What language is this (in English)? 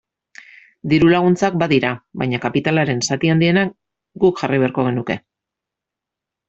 Basque